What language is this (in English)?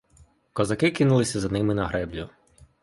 Ukrainian